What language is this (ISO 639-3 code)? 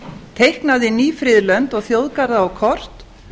isl